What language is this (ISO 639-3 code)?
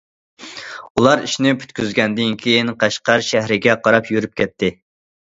uig